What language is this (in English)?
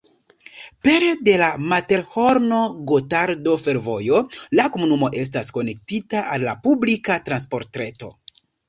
Esperanto